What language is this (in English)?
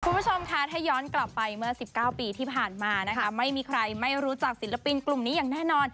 Thai